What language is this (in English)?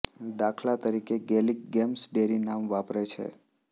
Gujarati